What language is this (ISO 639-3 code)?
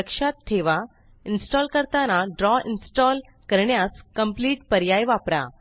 mar